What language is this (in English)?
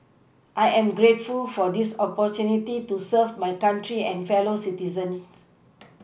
English